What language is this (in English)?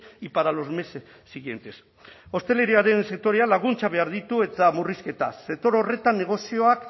Basque